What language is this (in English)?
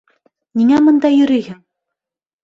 Bashkir